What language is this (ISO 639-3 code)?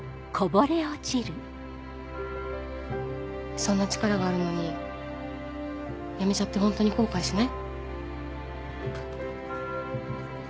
jpn